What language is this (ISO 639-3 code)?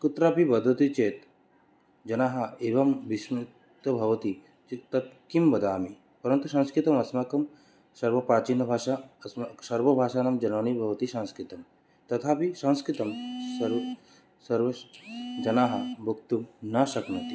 san